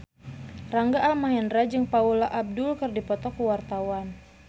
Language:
Sundanese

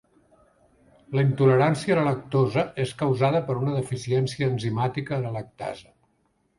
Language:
Catalan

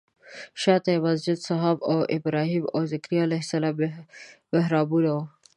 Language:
Pashto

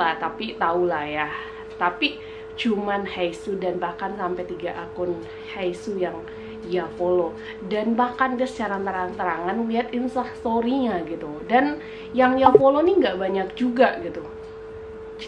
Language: Indonesian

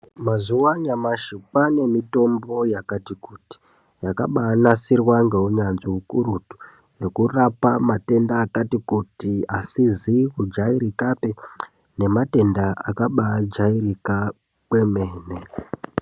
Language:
Ndau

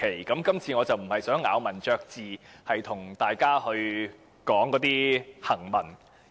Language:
Cantonese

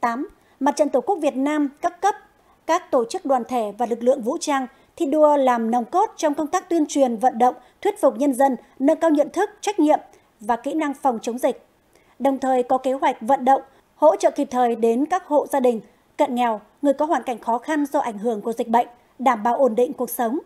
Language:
Vietnamese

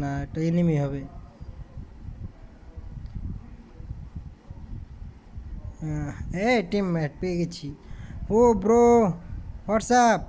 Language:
Hindi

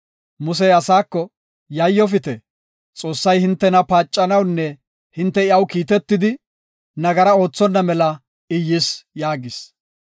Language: Gofa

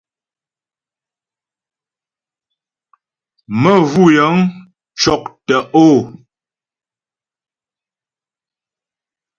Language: Ghomala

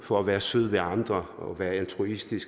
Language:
Danish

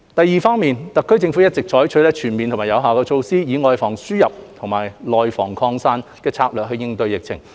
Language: Cantonese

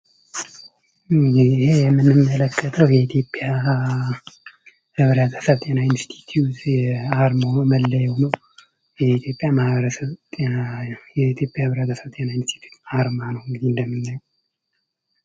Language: Amharic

